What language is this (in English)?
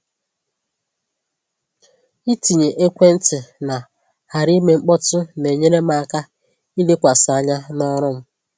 Igbo